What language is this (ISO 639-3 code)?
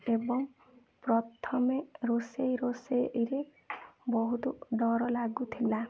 ori